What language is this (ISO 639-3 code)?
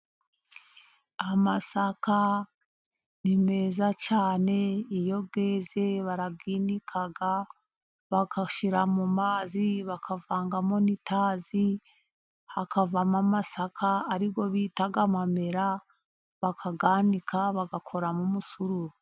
kin